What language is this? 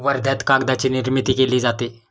Marathi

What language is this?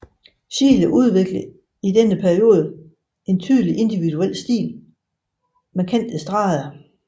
Danish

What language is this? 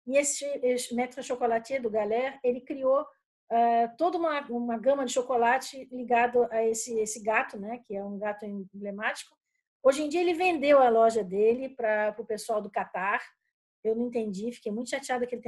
Portuguese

